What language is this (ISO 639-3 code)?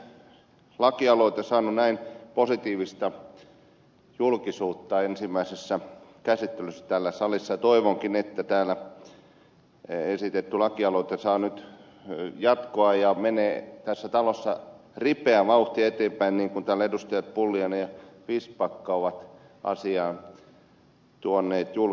fin